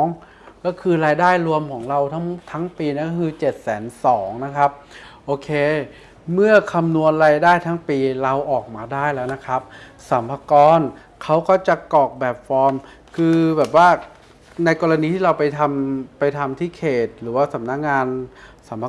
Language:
Thai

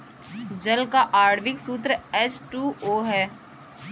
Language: Hindi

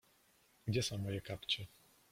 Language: Polish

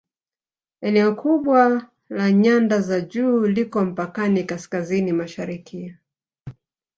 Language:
Swahili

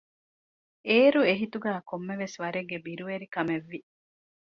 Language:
Divehi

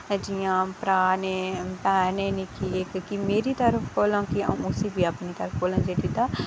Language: Dogri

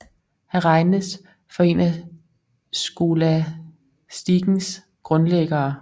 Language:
Danish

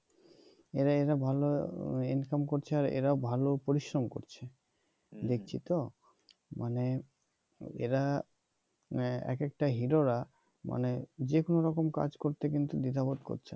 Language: Bangla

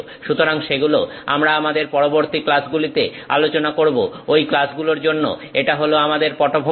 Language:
Bangla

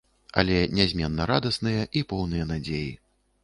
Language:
Belarusian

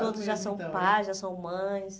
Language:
Portuguese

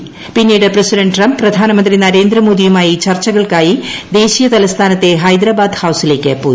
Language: Malayalam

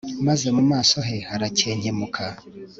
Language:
Kinyarwanda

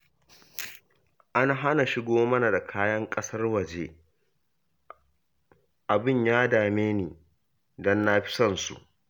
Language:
Hausa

